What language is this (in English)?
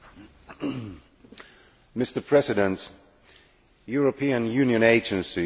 English